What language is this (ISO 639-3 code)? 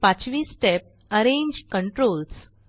mar